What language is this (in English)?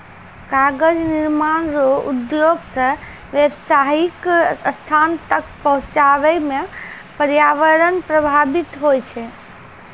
Maithili